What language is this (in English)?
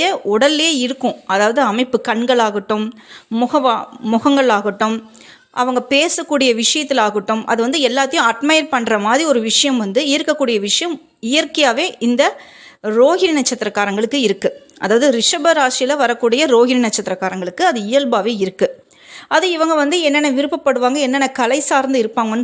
Tamil